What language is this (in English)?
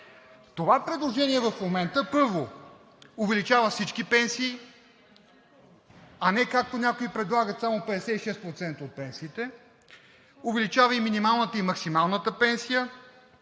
Bulgarian